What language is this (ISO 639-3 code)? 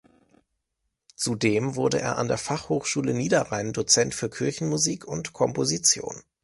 deu